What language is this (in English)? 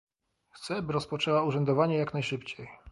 Polish